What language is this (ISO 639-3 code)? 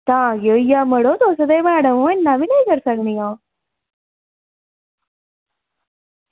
doi